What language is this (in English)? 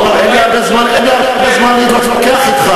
Hebrew